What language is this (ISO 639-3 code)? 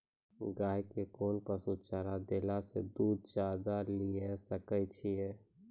mai